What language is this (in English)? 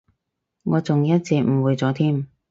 Cantonese